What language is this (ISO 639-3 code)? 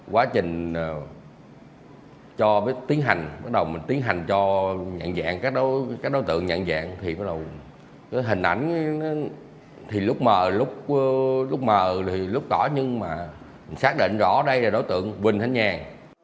vie